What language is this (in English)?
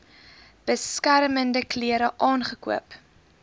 Afrikaans